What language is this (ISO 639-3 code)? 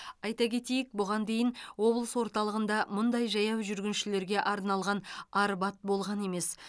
kaz